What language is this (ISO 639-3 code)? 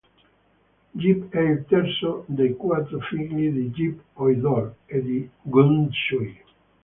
ita